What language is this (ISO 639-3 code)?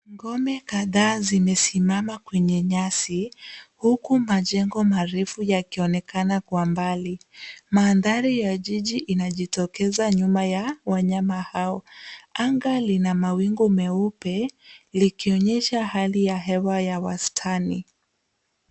swa